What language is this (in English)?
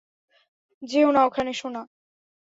Bangla